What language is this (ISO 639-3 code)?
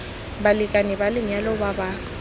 tsn